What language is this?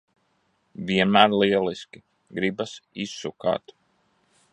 Latvian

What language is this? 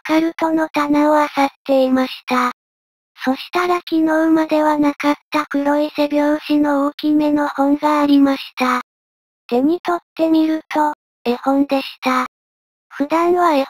Japanese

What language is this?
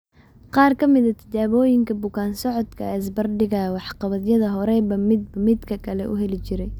Somali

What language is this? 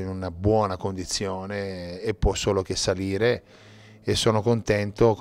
Italian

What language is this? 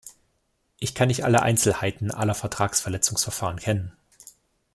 German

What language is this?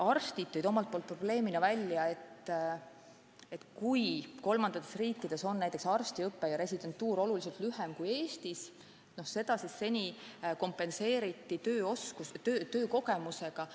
Estonian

